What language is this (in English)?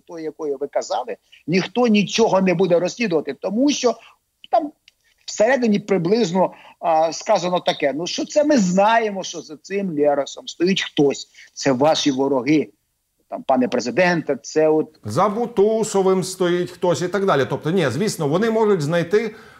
Ukrainian